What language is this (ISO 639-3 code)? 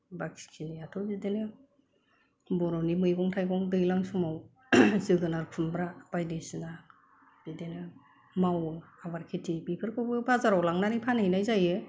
brx